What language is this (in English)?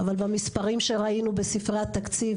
Hebrew